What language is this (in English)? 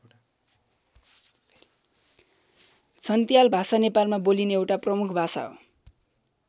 Nepali